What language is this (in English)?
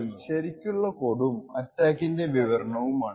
Malayalam